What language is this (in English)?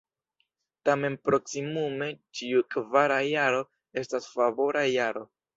Esperanto